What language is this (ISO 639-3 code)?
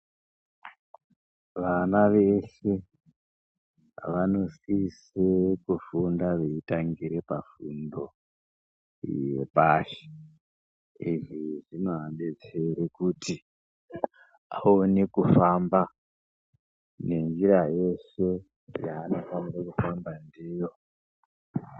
ndc